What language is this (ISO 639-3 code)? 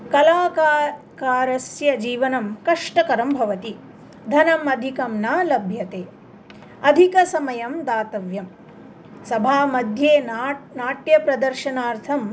san